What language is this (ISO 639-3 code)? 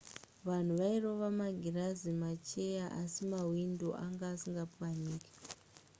sna